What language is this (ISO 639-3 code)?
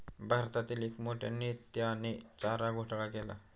mar